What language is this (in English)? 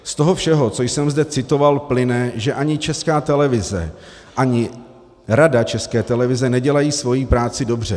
Czech